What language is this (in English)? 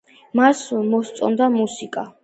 Georgian